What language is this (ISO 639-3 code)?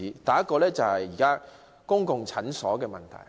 yue